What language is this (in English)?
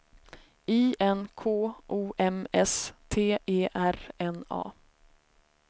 Swedish